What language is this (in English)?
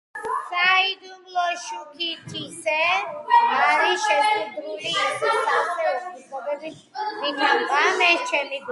Georgian